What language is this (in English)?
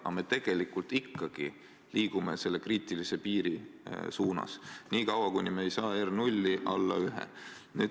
Estonian